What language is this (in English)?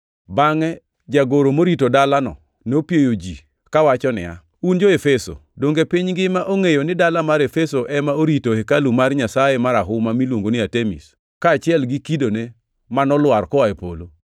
Luo (Kenya and Tanzania)